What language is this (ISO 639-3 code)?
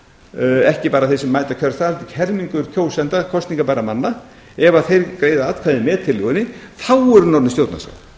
isl